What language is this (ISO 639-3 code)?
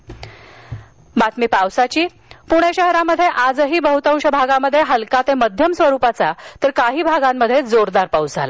mar